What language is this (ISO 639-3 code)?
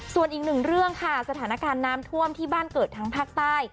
tha